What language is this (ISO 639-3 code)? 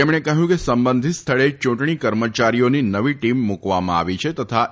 guj